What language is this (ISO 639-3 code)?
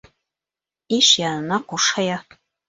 bak